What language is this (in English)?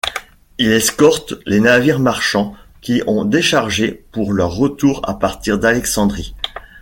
French